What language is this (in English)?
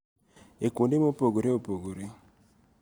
Luo (Kenya and Tanzania)